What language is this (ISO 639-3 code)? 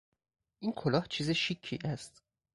fas